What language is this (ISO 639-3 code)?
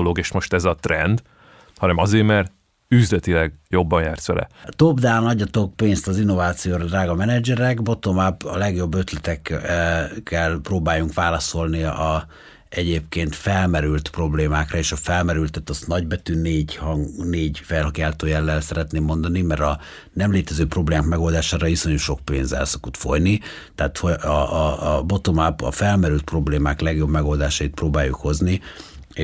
hun